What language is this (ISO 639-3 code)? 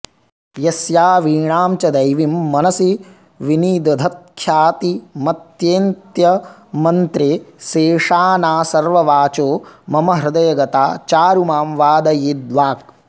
san